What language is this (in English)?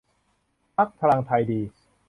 Thai